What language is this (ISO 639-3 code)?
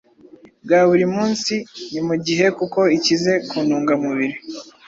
kin